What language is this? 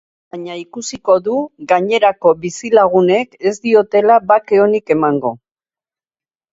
Basque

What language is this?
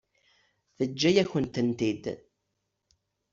Kabyle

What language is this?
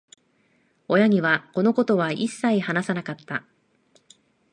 Japanese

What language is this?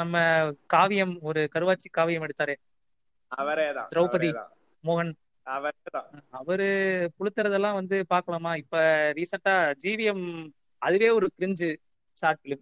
Tamil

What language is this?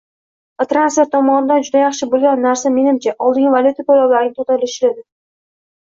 Uzbek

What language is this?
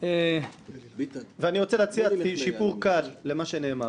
Hebrew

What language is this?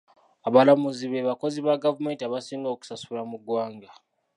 Ganda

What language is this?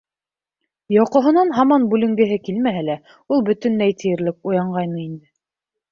Bashkir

